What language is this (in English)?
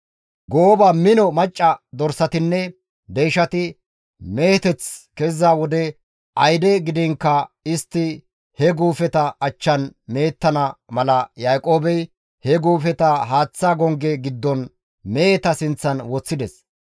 Gamo